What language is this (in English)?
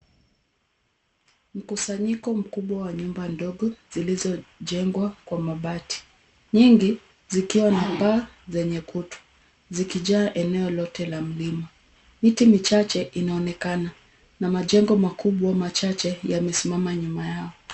Swahili